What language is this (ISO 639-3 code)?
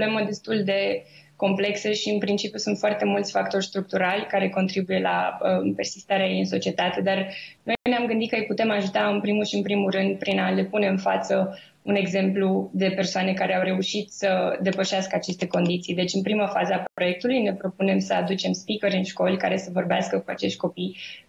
ron